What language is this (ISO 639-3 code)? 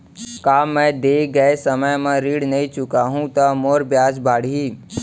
hne